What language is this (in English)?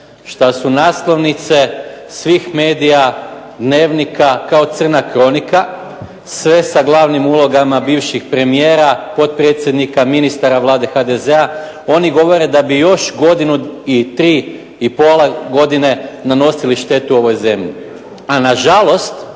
Croatian